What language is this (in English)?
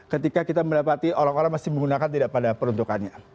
Indonesian